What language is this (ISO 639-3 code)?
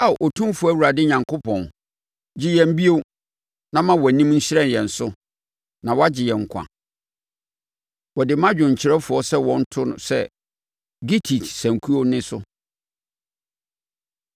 aka